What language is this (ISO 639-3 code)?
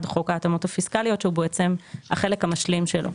heb